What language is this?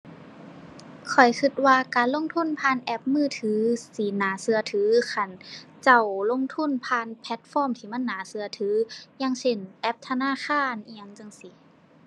Thai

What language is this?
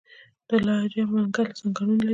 Pashto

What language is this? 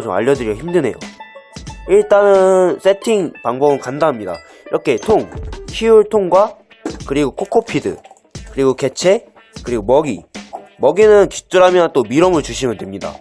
Korean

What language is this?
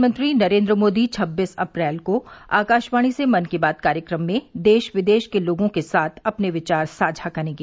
Hindi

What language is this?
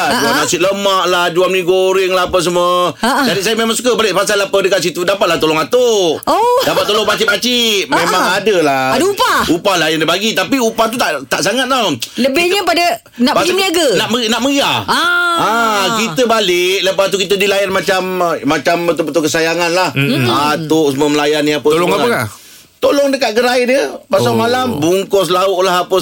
Malay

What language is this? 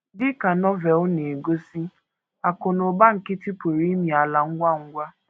Igbo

